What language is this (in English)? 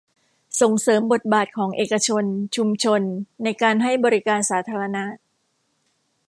Thai